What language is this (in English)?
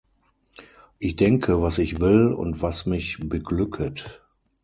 German